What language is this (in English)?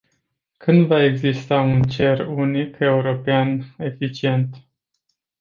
Romanian